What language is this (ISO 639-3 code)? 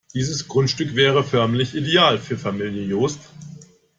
deu